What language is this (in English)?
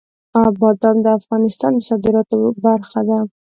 Pashto